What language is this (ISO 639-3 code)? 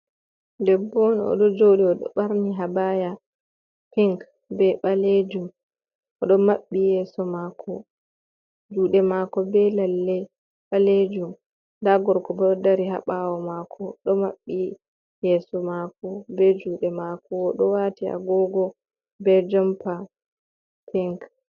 ful